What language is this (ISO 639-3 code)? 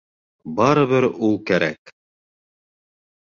bak